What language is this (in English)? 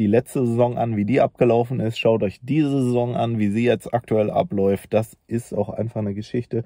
German